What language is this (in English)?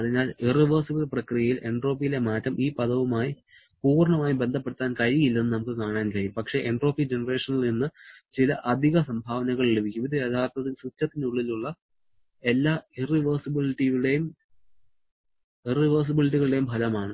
Malayalam